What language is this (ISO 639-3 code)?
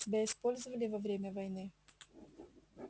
rus